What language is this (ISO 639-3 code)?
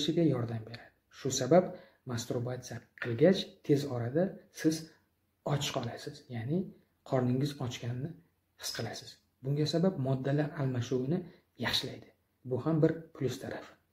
tur